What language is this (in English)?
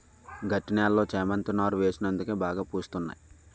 Telugu